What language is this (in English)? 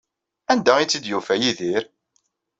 Kabyle